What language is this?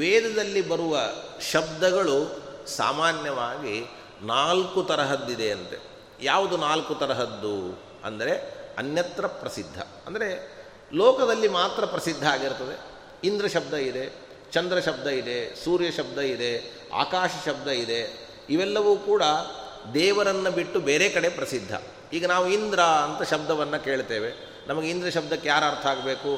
Kannada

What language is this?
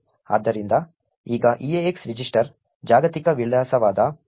Kannada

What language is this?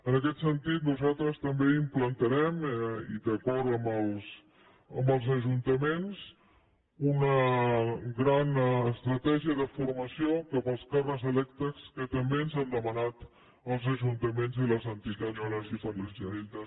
Catalan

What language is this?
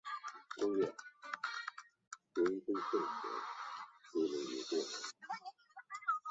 Chinese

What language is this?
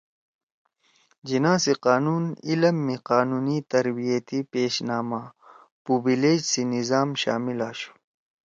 Torwali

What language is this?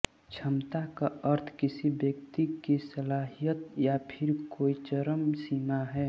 Hindi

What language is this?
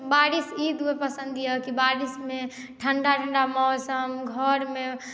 Maithili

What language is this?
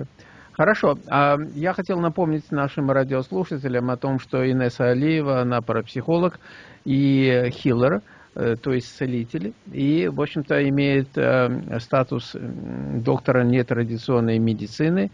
Russian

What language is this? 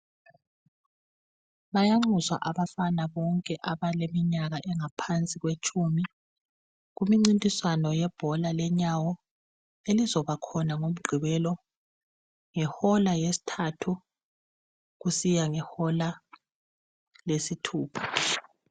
North Ndebele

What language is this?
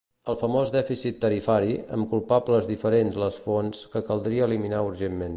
Catalan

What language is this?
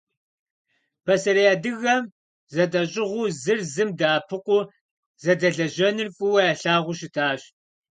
Kabardian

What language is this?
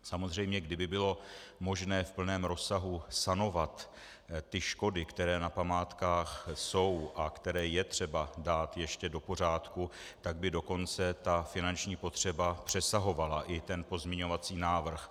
Czech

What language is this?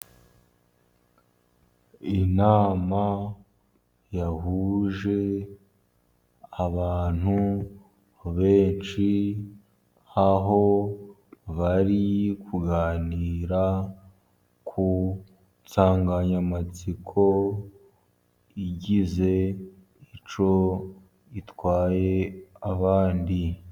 Kinyarwanda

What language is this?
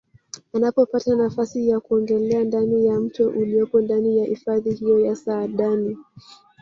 Swahili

